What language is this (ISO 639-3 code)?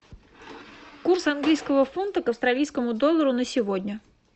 rus